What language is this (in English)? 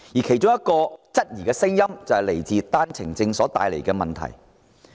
Cantonese